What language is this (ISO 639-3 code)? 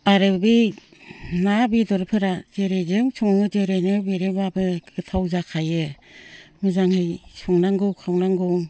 brx